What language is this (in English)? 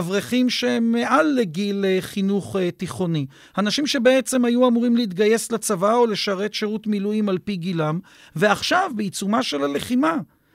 Hebrew